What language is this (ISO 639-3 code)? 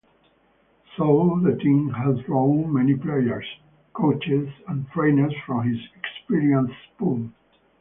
eng